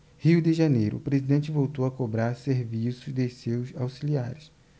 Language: Portuguese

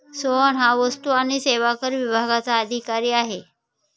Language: Marathi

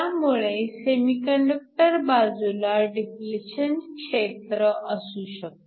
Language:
Marathi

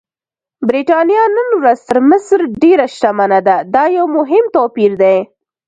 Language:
Pashto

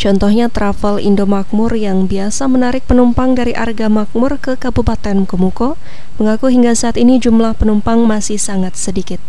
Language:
Indonesian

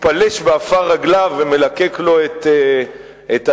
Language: Hebrew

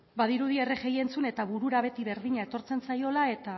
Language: Basque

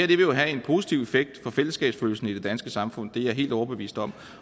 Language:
Danish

